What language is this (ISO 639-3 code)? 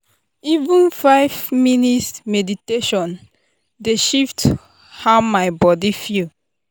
pcm